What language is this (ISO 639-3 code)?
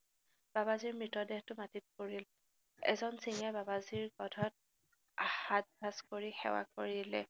asm